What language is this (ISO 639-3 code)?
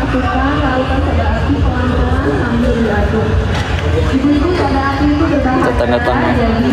ind